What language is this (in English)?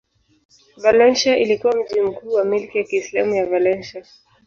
Swahili